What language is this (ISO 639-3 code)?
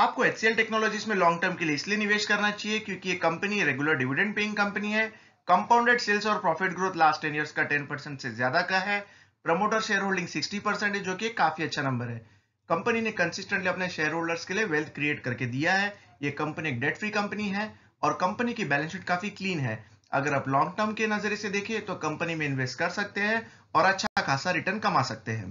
hin